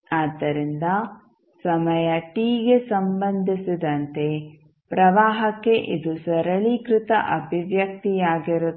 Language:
Kannada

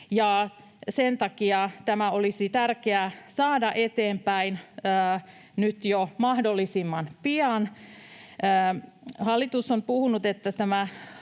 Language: Finnish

